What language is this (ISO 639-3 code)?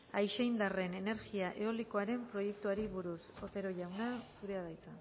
eus